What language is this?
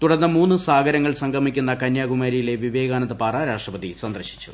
Malayalam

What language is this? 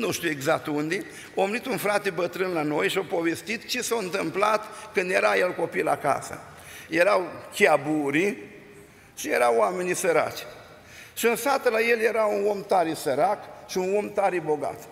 Romanian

